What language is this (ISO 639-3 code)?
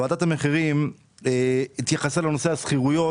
heb